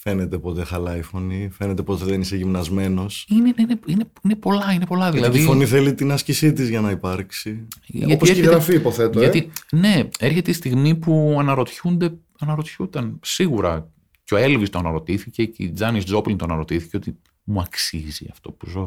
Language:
Greek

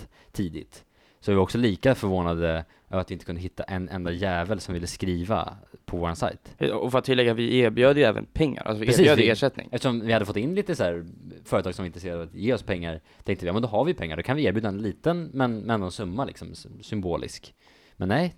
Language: Swedish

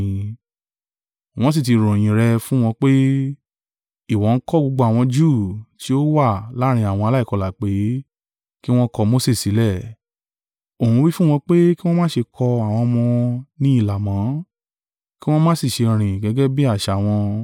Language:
Yoruba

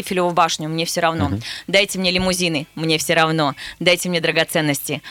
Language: Russian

